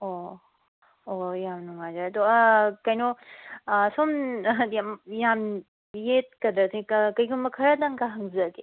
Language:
Manipuri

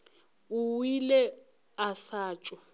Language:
Northern Sotho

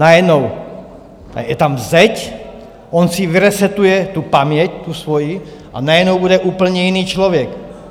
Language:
Czech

